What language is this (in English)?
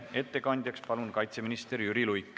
Estonian